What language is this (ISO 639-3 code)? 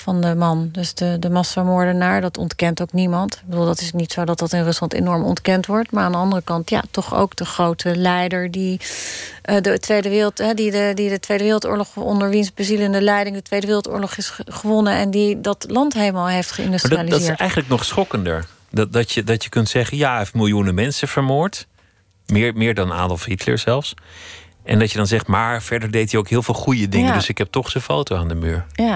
nld